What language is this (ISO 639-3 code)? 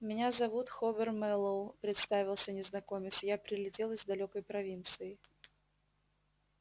rus